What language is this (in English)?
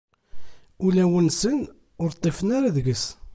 Kabyle